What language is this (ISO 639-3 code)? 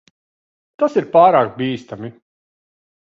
lav